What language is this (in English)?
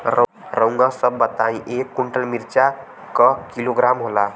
Bhojpuri